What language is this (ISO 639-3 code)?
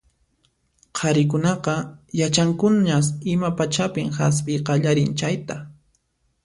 qxp